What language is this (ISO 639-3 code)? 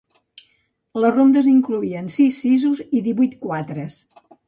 cat